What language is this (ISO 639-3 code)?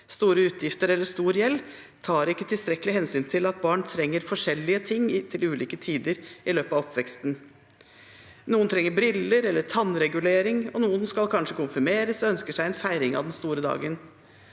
nor